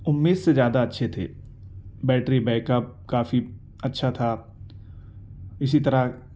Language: Urdu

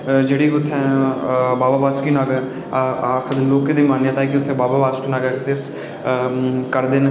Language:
Dogri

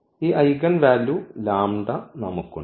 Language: Malayalam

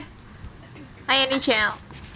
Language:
Javanese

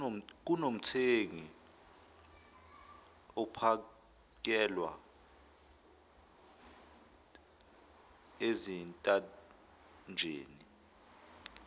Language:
Zulu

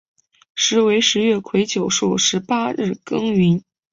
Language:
Chinese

